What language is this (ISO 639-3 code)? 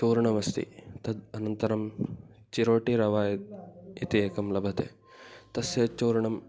san